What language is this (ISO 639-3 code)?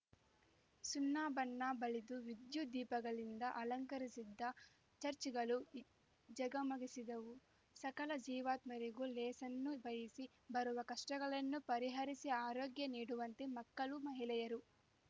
kan